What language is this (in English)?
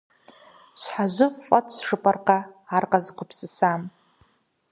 Kabardian